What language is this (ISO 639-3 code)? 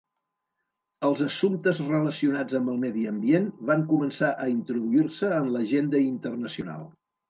cat